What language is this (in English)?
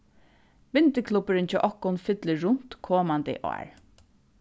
Faroese